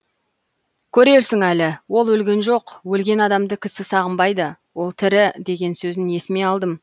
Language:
Kazakh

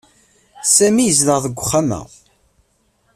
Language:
Kabyle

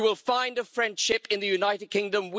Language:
English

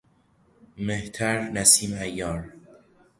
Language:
Persian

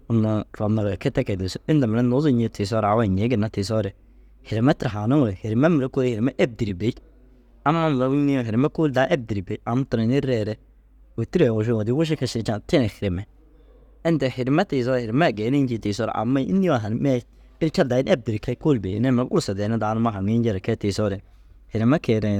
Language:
Dazaga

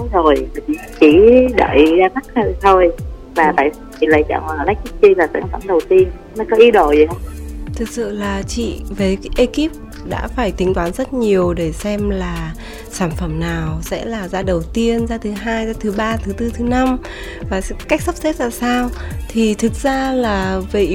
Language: Vietnamese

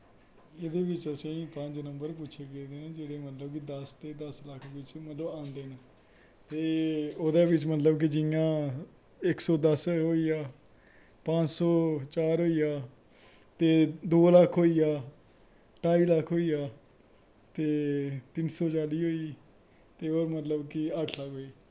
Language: Dogri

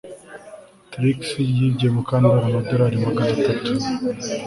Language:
Kinyarwanda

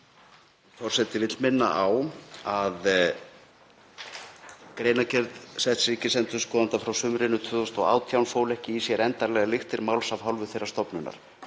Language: Icelandic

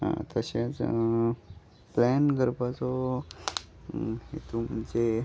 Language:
Konkani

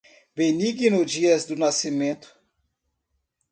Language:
Portuguese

